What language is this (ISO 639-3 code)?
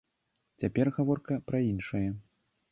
bel